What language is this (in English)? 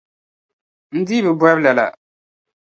Dagbani